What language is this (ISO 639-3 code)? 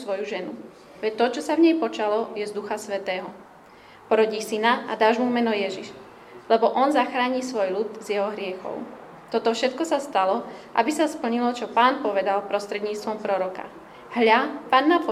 slk